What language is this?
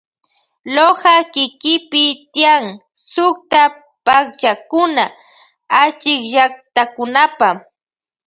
Loja Highland Quichua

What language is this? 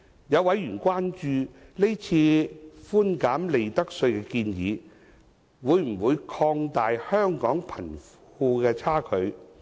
Cantonese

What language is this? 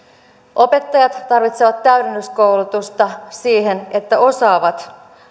Finnish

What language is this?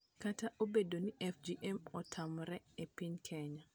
Luo (Kenya and Tanzania)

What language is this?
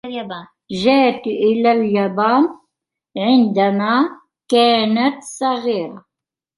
Arabic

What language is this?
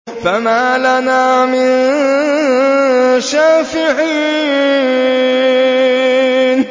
Arabic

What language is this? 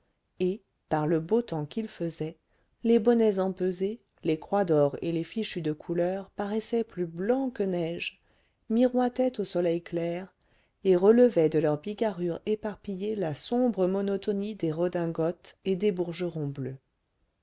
French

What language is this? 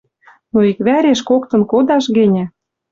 Western Mari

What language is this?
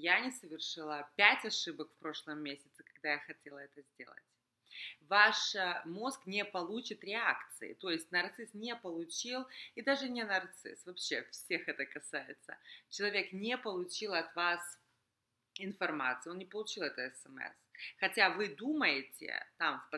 Russian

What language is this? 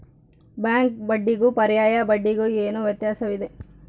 Kannada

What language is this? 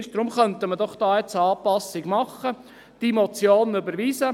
Swiss German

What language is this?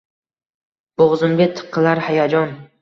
Uzbek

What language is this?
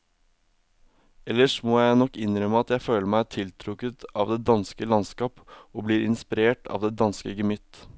Norwegian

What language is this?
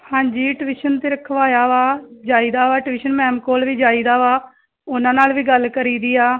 Punjabi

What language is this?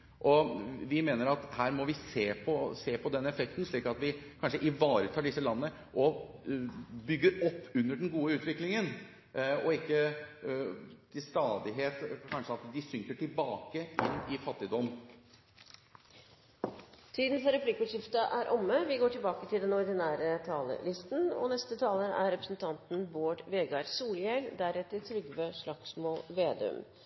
Norwegian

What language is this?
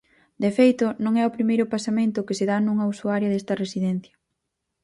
Galician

